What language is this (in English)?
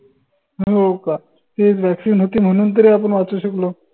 Marathi